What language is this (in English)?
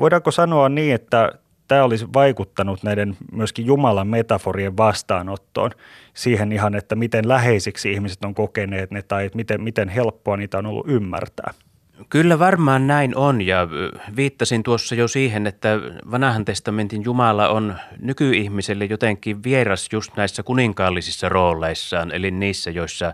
Finnish